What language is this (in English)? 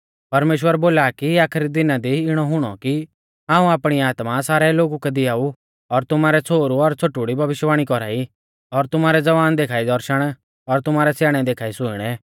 Mahasu Pahari